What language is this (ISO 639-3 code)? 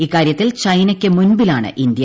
mal